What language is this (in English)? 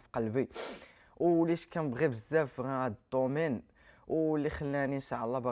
Arabic